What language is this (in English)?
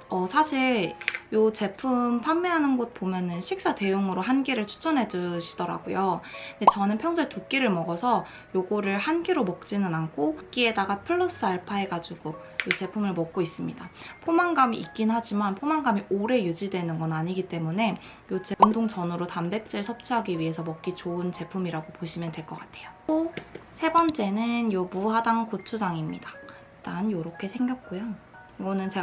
Korean